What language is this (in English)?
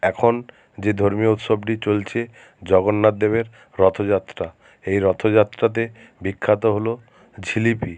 Bangla